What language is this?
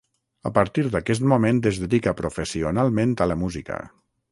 Catalan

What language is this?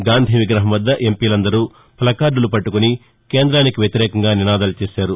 Telugu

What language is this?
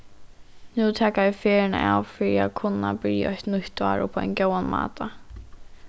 Faroese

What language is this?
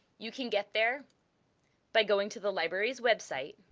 English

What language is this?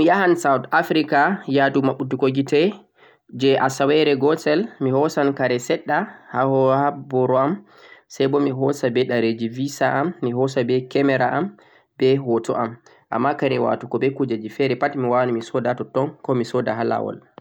Central-Eastern Niger Fulfulde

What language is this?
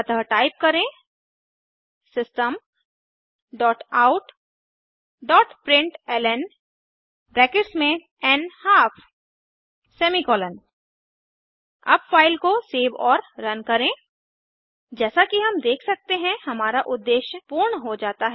Hindi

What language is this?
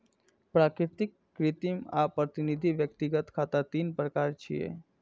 Maithili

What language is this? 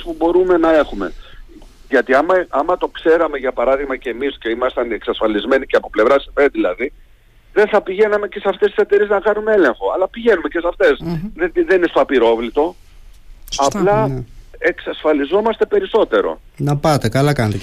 Greek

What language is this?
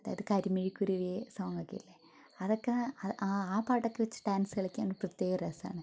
Malayalam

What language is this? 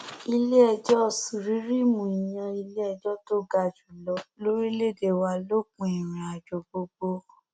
Yoruba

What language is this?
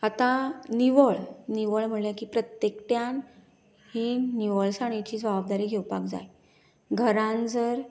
Konkani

